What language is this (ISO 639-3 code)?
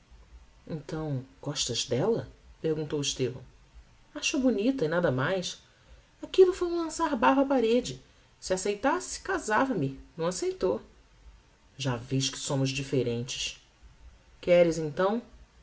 por